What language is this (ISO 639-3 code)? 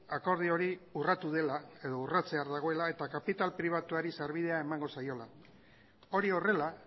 eus